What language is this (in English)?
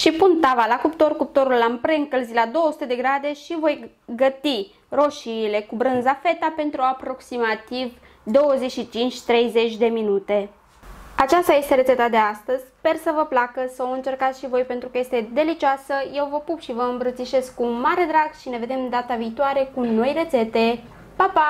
Romanian